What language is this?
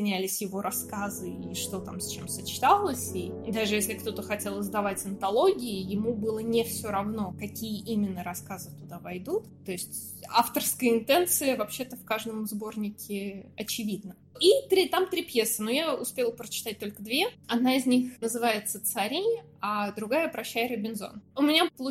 Russian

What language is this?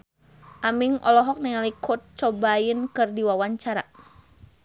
Sundanese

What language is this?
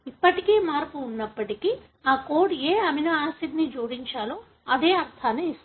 Telugu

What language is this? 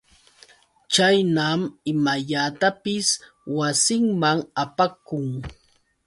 Yauyos Quechua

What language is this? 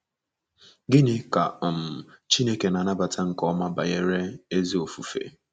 Igbo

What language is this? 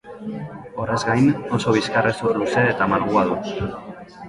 Basque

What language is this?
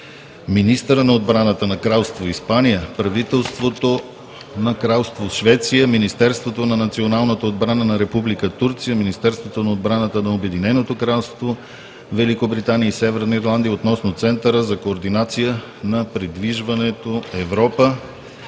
Bulgarian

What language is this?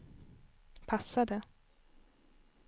Swedish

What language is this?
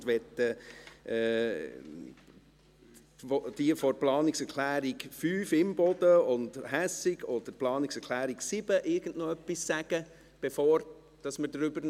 Swiss German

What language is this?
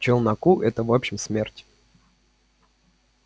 Russian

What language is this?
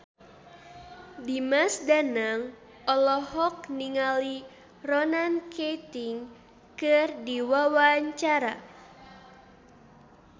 Sundanese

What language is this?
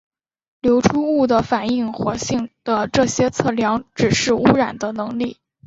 Chinese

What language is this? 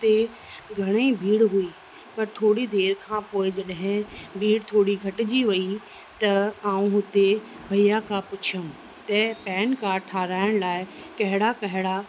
Sindhi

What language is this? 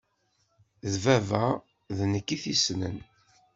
Kabyle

